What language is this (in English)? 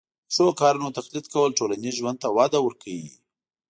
Pashto